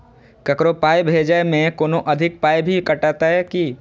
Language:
Maithili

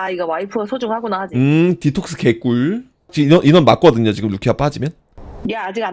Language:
Korean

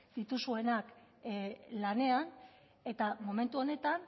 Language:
Basque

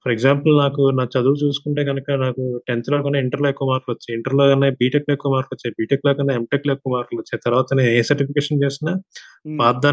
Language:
Telugu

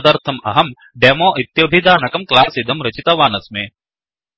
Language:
Sanskrit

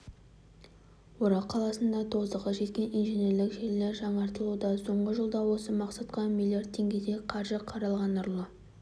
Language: Kazakh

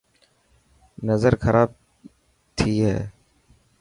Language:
Dhatki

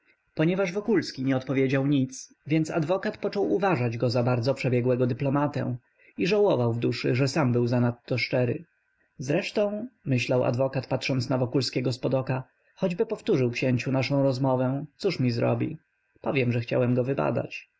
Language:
Polish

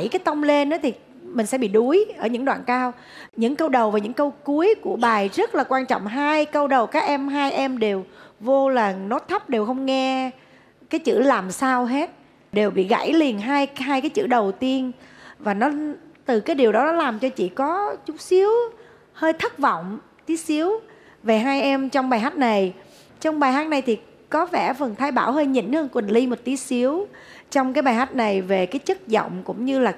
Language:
Vietnamese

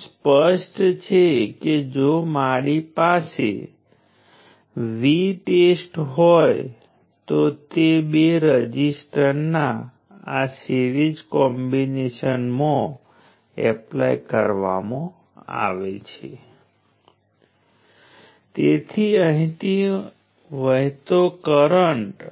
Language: Gujarati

